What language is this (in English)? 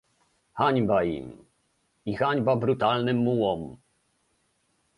Polish